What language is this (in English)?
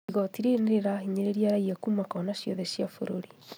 Kikuyu